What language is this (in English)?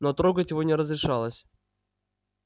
Russian